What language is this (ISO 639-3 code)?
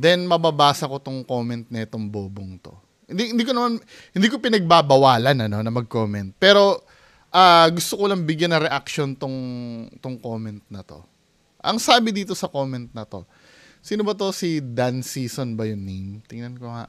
fil